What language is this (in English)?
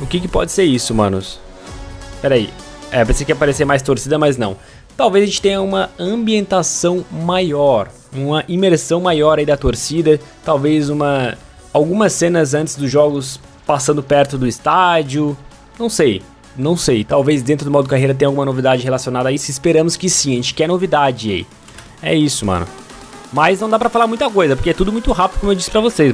Portuguese